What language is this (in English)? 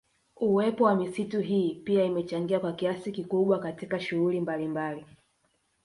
Swahili